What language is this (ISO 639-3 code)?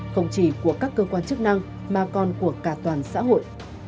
vie